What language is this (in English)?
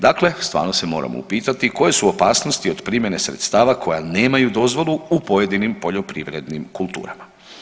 Croatian